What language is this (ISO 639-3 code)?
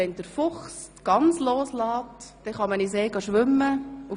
gsw